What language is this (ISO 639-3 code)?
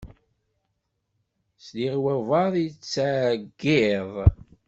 kab